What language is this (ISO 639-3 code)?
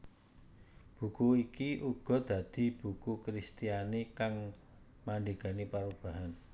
jav